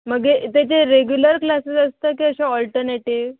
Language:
Konkani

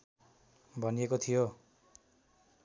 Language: Nepali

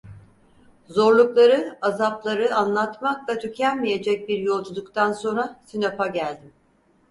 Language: Turkish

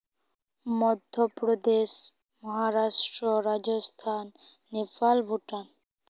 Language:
Santali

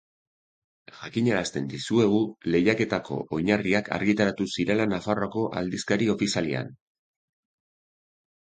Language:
Basque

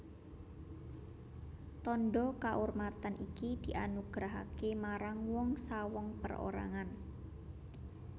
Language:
Javanese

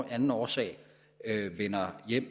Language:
Danish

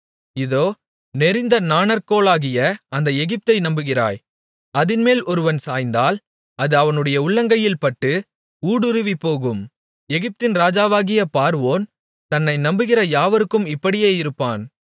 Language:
Tamil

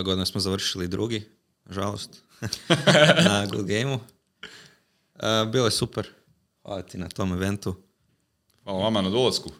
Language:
Croatian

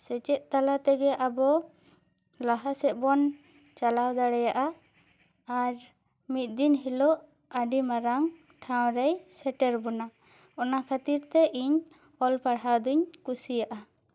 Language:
Santali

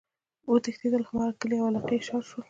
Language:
Pashto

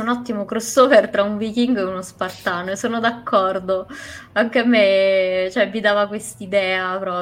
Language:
Italian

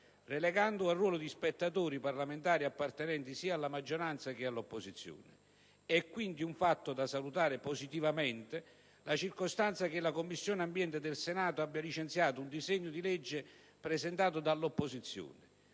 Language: Italian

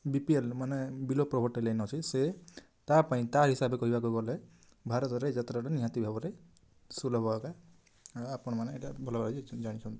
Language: Odia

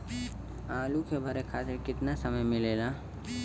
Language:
Bhojpuri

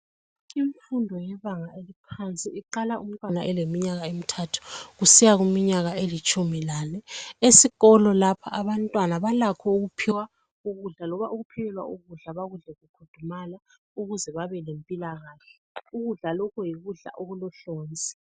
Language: North Ndebele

